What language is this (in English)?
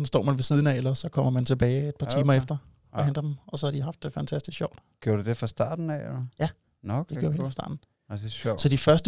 Danish